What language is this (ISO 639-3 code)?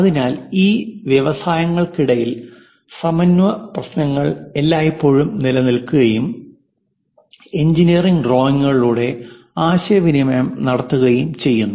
mal